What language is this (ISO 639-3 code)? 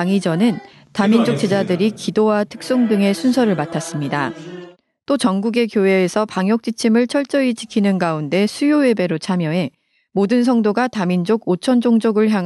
kor